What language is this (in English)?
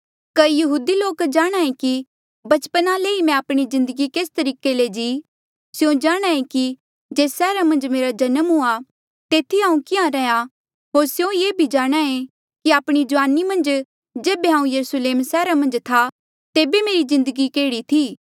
Mandeali